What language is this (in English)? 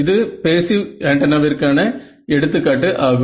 Tamil